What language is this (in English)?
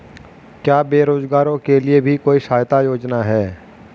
Hindi